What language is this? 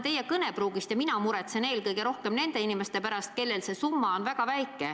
Estonian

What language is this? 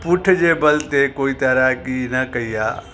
Sindhi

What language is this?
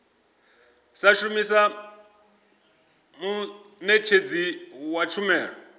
Venda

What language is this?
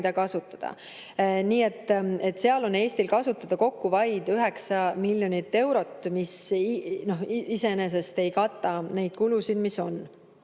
Estonian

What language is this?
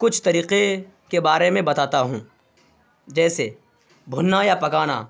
Urdu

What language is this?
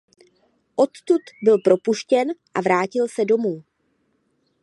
Czech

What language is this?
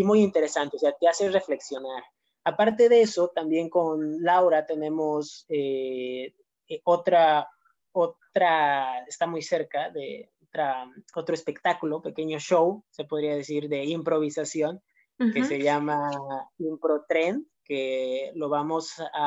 Spanish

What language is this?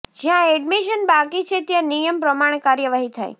Gujarati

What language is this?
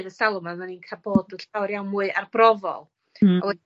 Welsh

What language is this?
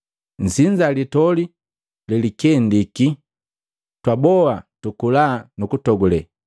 Matengo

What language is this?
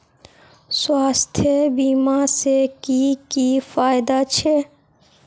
Magahi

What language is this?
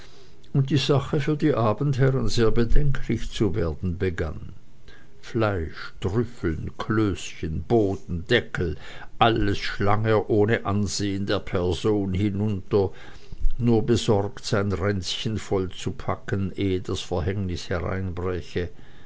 German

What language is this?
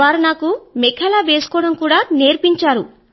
Telugu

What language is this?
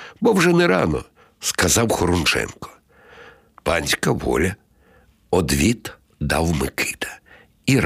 Ukrainian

